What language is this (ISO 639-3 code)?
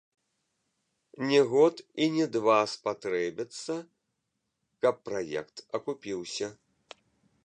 bel